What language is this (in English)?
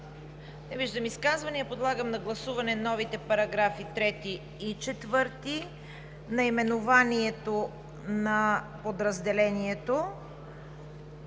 Bulgarian